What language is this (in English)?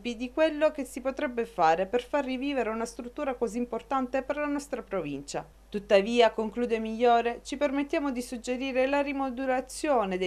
Italian